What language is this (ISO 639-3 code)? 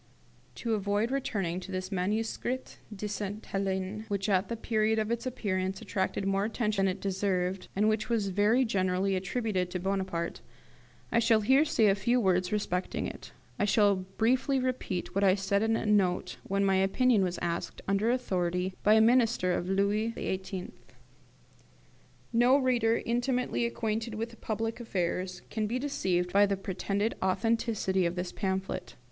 eng